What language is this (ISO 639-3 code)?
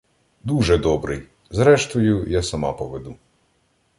ukr